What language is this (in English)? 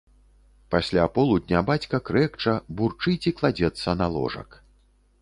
Belarusian